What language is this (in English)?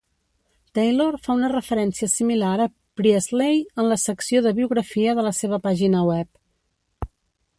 Catalan